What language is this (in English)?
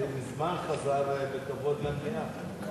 Hebrew